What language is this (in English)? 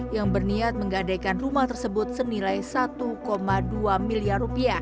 Indonesian